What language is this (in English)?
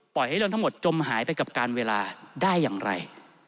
Thai